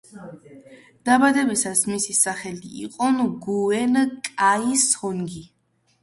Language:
Georgian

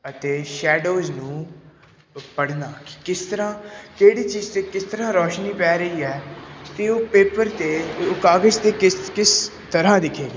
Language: Punjabi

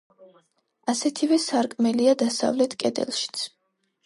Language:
Georgian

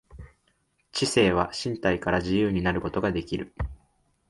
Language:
Japanese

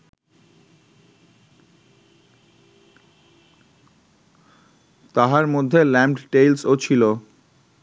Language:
Bangla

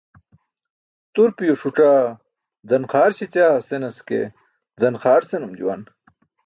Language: Burushaski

